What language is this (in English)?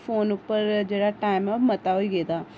Dogri